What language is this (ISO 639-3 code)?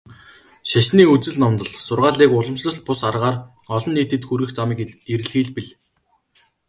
mon